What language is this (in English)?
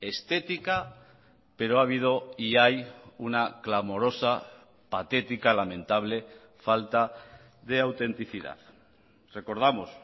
Spanish